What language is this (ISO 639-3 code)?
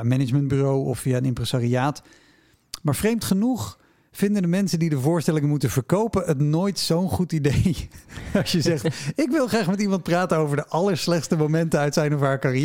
nld